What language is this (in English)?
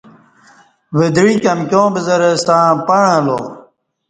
Kati